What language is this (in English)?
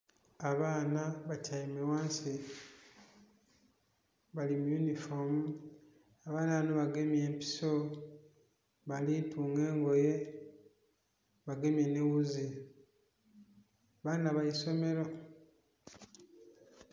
Soga